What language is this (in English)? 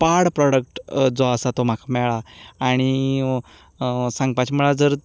Konkani